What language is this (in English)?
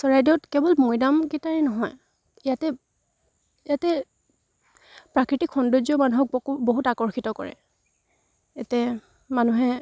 Assamese